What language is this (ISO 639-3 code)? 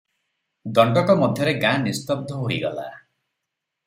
ori